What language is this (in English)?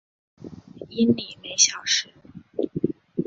Chinese